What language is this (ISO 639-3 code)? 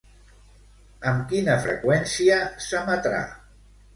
cat